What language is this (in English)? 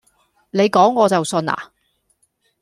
Cantonese